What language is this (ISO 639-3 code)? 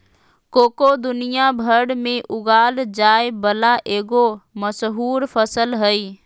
mag